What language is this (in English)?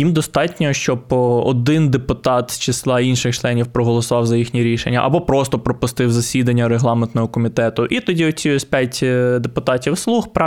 Ukrainian